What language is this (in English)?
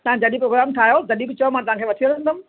Sindhi